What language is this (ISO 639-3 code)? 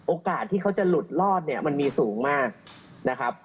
tha